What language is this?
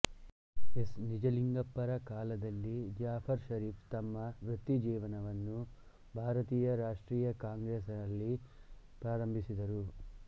Kannada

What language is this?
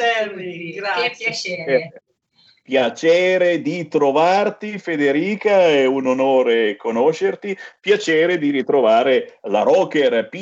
Italian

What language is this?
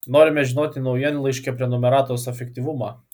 Lithuanian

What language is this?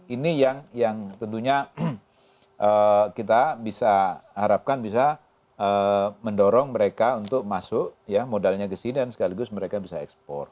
Indonesian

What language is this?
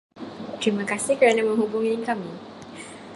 Malay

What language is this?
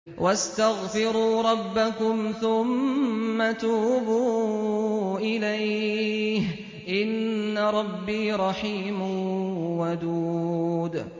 Arabic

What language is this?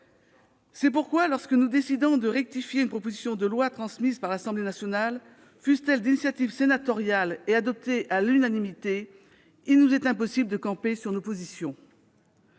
French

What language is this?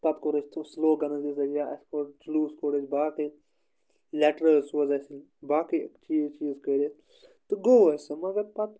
Kashmiri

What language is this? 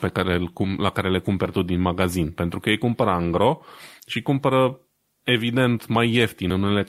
Romanian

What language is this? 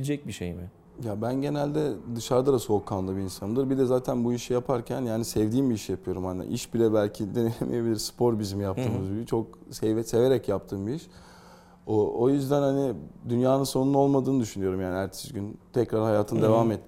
Turkish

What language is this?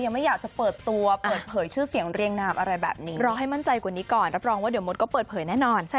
Thai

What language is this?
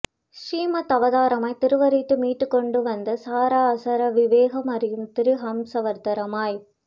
Tamil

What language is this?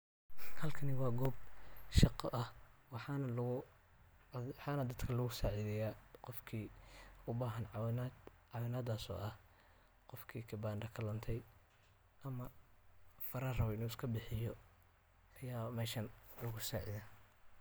Somali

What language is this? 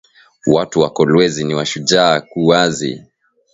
Swahili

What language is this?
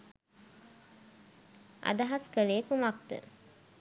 Sinhala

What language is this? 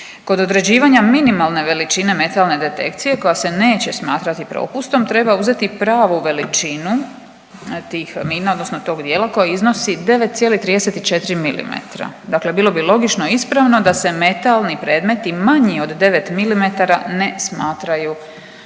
Croatian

